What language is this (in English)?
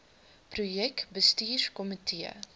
Afrikaans